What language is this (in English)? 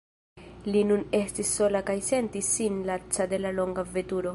Esperanto